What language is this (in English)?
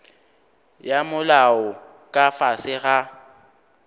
Northern Sotho